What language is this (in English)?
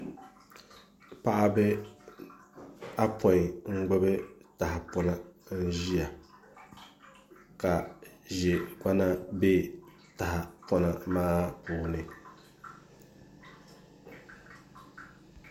Dagbani